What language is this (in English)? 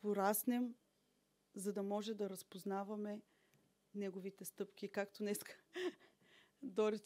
Bulgarian